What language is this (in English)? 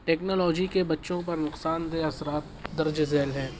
Urdu